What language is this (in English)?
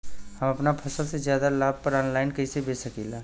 Bhojpuri